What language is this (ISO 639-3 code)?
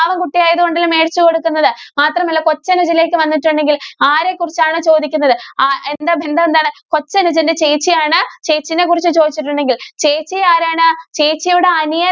mal